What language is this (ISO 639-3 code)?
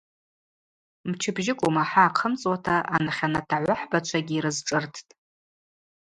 abq